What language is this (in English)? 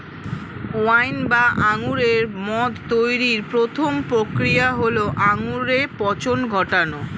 Bangla